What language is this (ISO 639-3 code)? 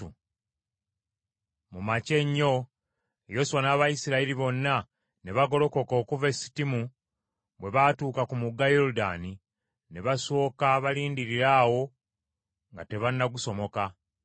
lug